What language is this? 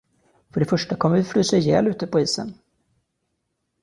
Swedish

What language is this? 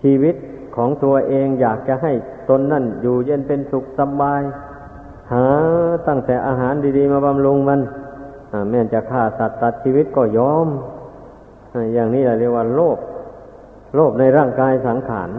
Thai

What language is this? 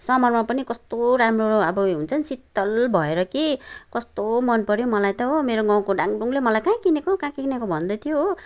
Nepali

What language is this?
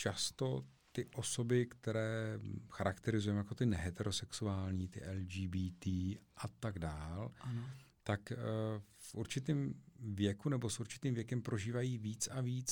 Czech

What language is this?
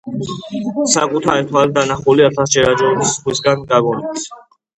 Georgian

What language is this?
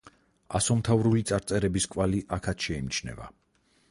Georgian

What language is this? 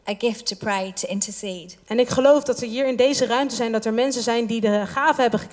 Dutch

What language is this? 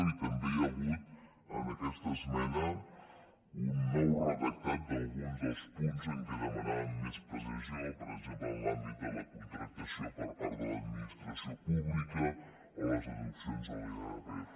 Catalan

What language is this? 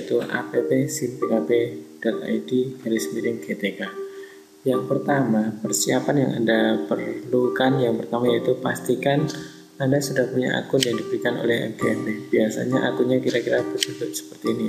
Indonesian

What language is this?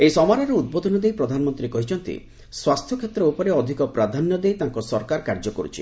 Odia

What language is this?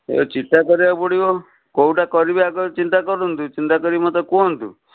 Odia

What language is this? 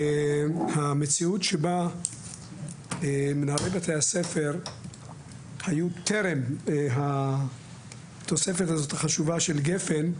Hebrew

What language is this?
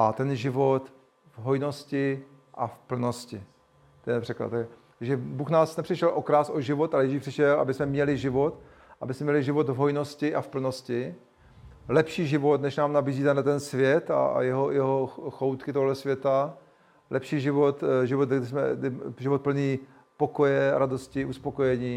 Czech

